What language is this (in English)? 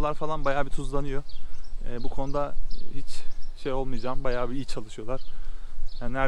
Turkish